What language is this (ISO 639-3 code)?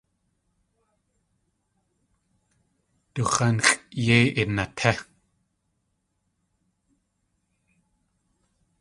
tli